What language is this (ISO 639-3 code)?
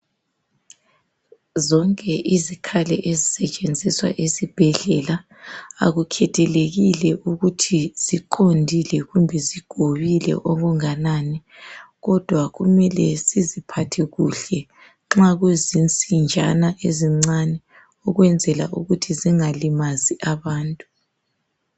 nde